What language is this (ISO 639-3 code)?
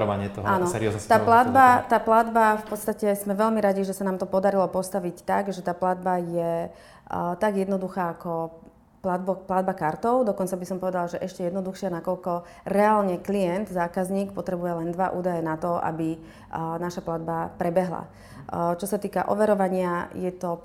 slk